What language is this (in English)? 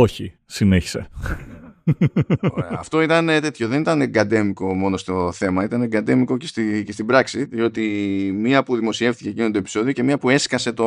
Greek